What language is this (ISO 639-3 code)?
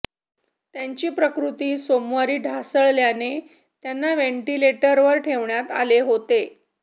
mar